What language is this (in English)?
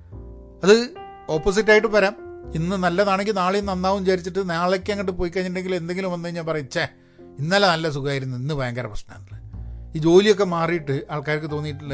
Malayalam